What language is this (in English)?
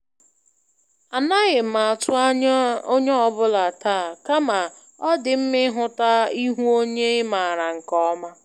Igbo